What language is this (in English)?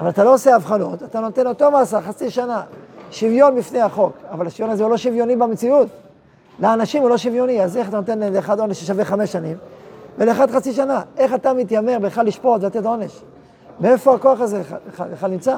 Hebrew